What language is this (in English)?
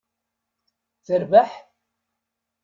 Kabyle